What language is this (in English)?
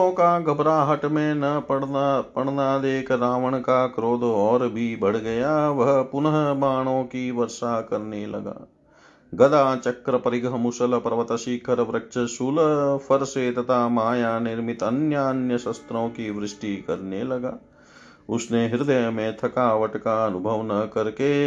Hindi